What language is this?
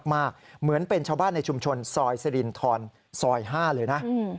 Thai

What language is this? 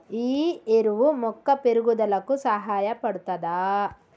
Telugu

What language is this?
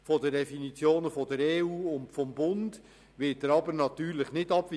Swiss German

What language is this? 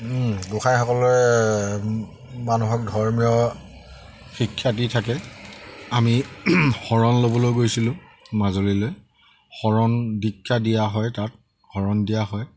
Assamese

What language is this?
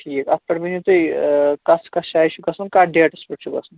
Kashmiri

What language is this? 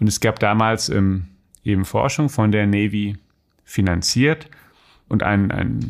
German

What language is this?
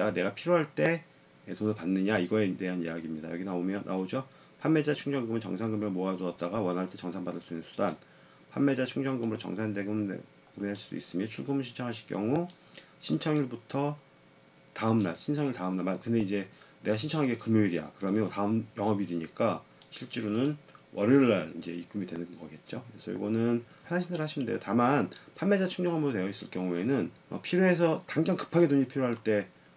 Korean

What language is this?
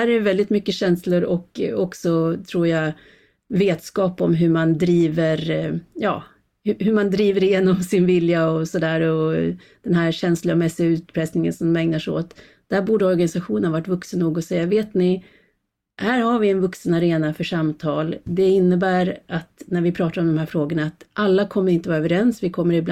Swedish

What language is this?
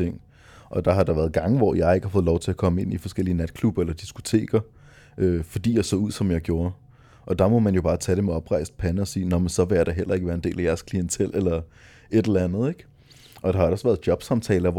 Danish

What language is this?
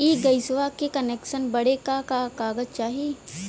Bhojpuri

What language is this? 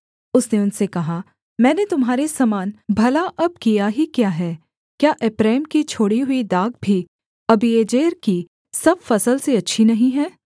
Hindi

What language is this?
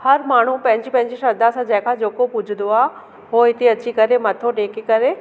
Sindhi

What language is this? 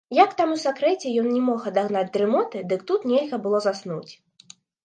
Belarusian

